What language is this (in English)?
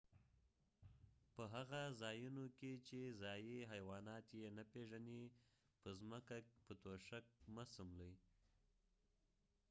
Pashto